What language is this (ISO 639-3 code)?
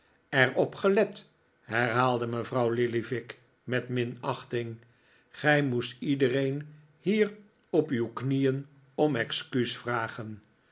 nld